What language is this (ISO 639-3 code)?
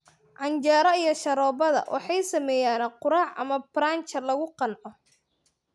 som